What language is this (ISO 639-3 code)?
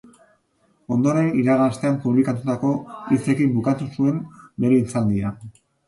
eus